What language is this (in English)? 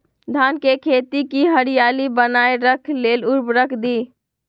Magahi